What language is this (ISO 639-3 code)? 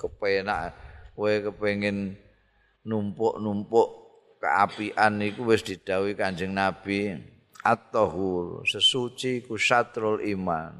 ind